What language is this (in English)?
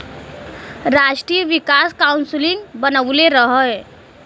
Bhojpuri